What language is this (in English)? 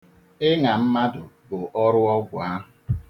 Igbo